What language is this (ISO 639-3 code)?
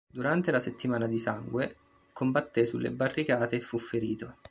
ita